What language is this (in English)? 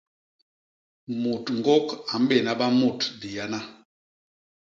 Basaa